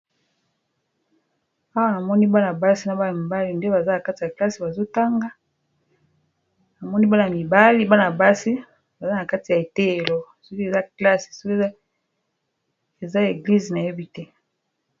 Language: Lingala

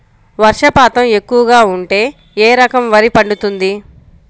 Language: Telugu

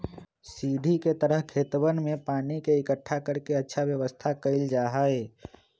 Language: Magahi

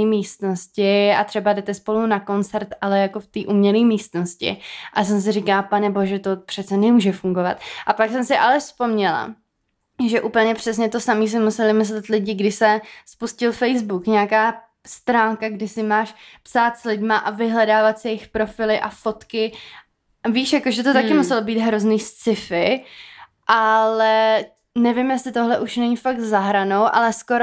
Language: Czech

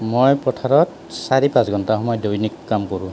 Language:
Assamese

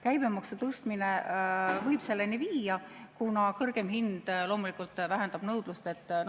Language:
Estonian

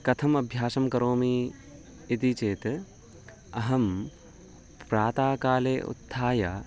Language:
Sanskrit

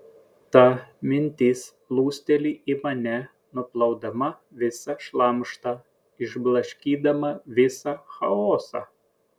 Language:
Lithuanian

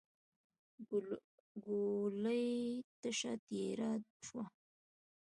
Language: Pashto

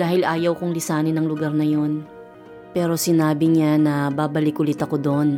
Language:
Filipino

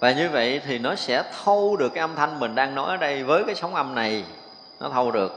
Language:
Vietnamese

